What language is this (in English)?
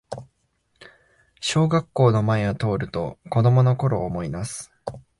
Japanese